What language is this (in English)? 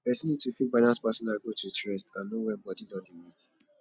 Nigerian Pidgin